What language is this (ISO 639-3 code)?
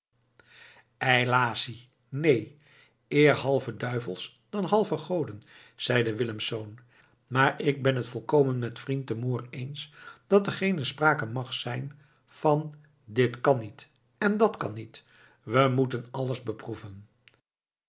nld